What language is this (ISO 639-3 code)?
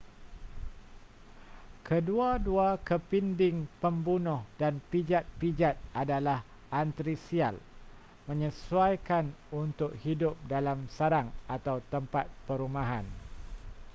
msa